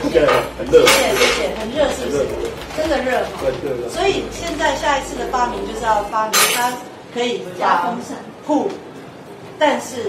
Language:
Chinese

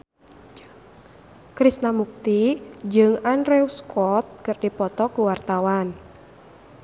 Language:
Sundanese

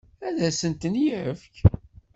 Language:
Kabyle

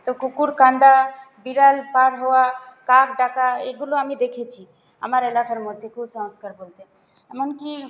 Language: Bangla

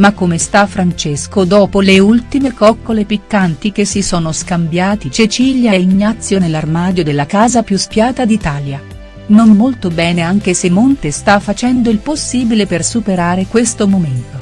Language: Italian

